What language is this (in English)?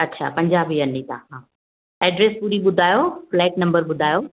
Sindhi